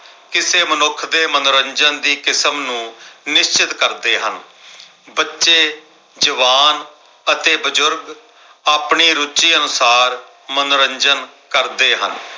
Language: Punjabi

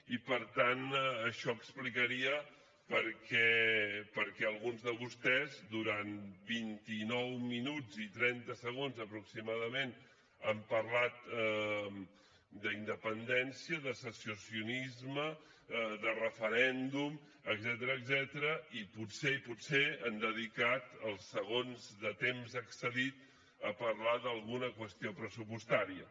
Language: Catalan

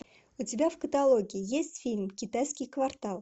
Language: Russian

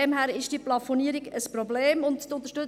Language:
Swiss German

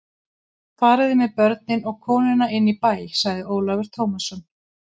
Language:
Icelandic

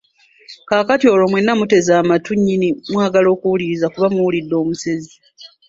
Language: Ganda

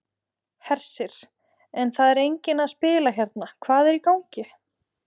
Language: Icelandic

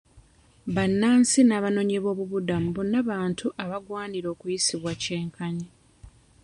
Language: Ganda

